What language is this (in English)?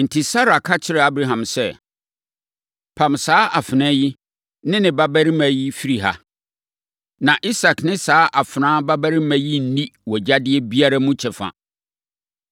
Akan